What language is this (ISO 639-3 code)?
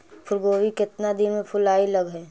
mag